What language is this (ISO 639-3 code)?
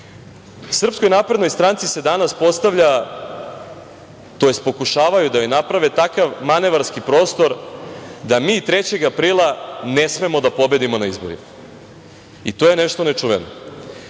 srp